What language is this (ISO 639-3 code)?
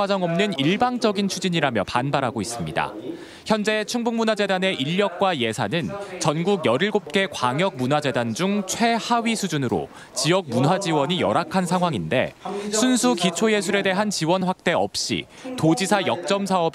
kor